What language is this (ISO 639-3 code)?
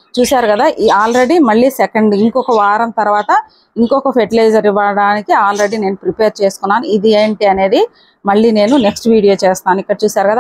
tel